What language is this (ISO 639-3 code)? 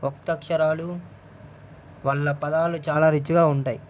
tel